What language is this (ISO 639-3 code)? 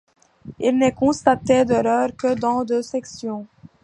fra